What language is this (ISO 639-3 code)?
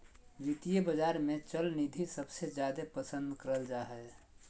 mag